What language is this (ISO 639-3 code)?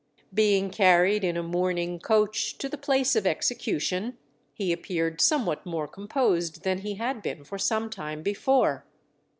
eng